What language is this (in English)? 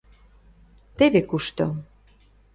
Mari